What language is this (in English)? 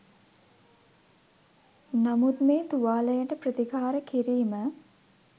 Sinhala